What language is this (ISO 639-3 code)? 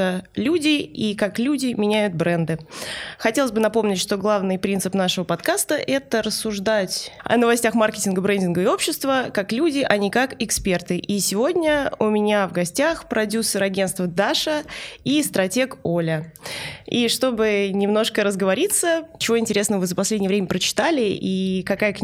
rus